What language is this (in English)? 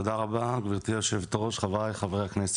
Hebrew